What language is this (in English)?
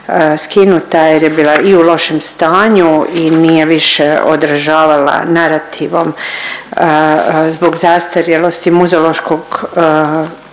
Croatian